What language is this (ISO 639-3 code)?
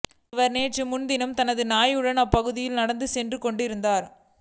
tam